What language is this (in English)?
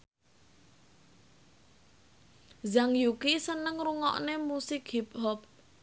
Javanese